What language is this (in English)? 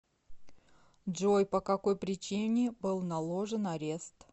Russian